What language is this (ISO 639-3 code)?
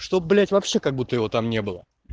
rus